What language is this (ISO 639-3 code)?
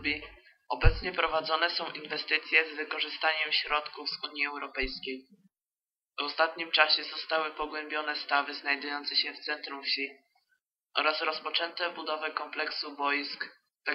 pol